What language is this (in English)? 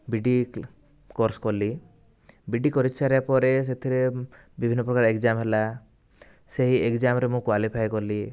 Odia